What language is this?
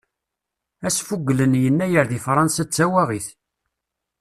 Kabyle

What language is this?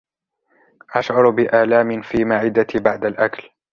Arabic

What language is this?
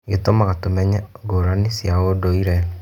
Kikuyu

